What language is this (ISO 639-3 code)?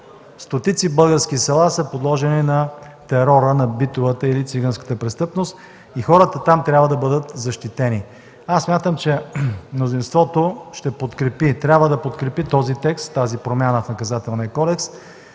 bul